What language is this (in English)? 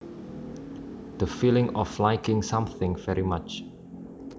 Javanese